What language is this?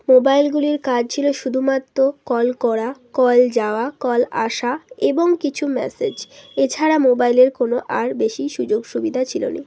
Bangla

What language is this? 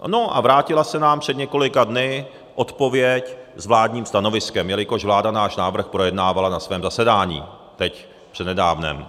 Czech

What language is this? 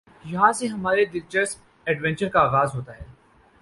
Urdu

